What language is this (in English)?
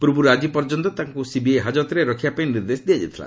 Odia